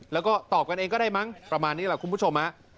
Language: Thai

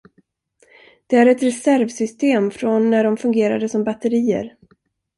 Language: Swedish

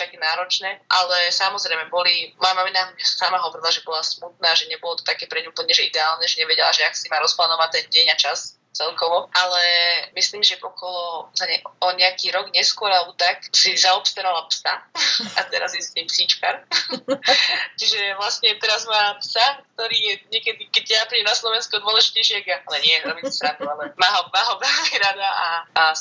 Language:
Slovak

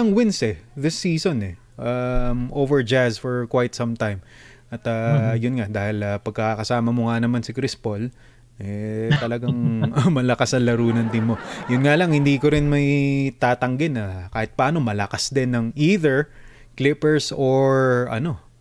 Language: Filipino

